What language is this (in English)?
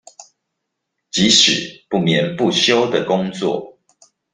Chinese